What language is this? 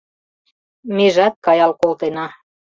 Mari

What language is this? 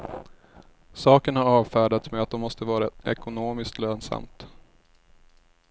Swedish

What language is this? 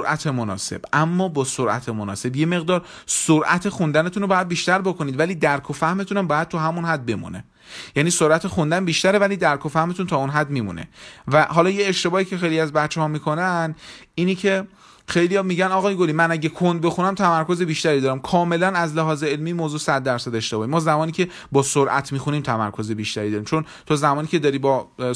Persian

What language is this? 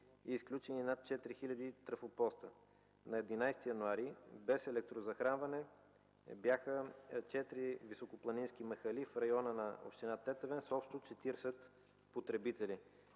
Bulgarian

